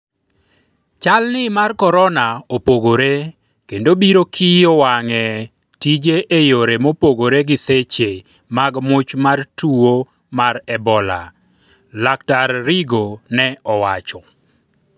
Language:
Luo (Kenya and Tanzania)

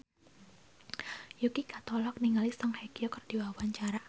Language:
Sundanese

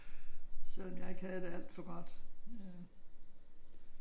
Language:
Danish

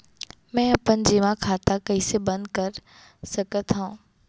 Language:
Chhattisgarhi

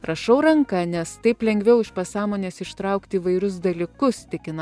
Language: Lithuanian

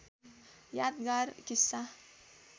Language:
Nepali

